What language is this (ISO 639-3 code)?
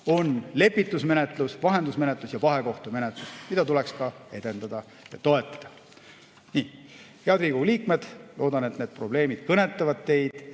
est